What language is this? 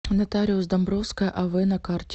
Russian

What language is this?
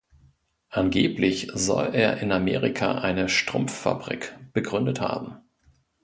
German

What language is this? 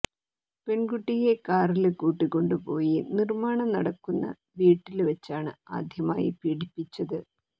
Malayalam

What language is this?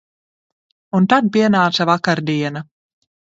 Latvian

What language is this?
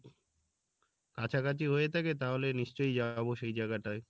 Bangla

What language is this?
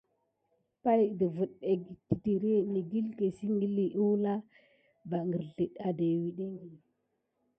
Gidar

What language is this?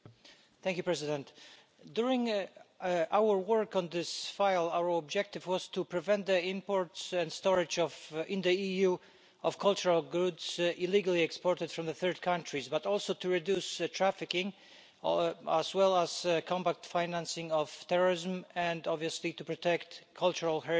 English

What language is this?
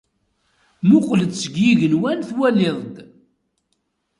Kabyle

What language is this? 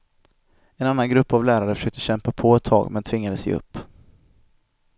Swedish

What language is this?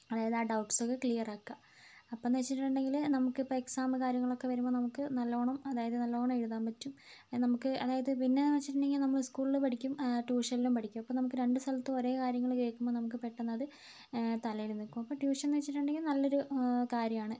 Malayalam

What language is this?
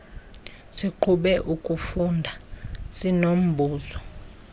Xhosa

